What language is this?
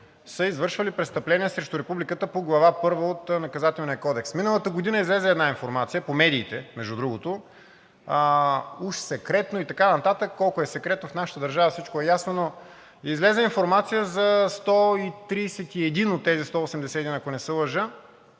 Bulgarian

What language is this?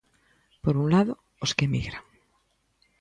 Galician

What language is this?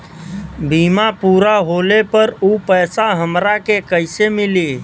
Bhojpuri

